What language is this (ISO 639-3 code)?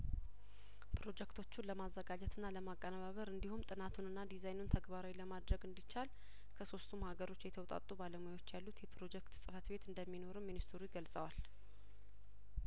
amh